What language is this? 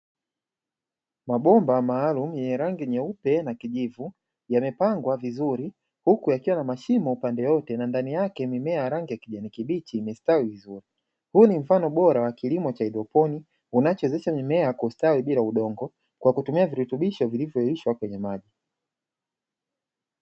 Swahili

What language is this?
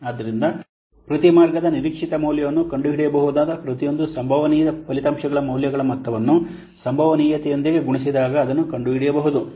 Kannada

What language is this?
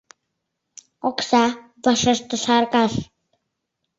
Mari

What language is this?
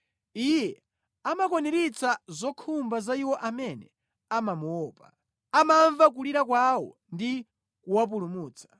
Nyanja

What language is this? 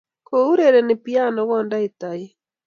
Kalenjin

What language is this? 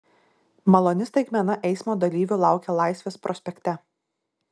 Lithuanian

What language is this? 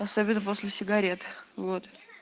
Russian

